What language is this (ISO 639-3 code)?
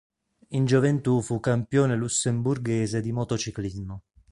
ita